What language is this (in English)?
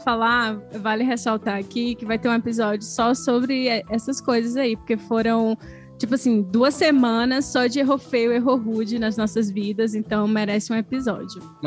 Portuguese